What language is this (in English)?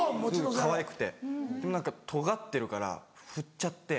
Japanese